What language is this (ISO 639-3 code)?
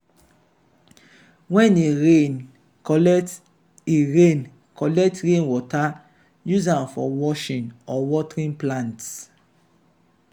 pcm